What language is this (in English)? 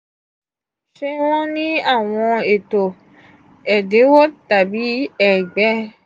Yoruba